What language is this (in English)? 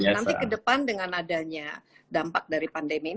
Indonesian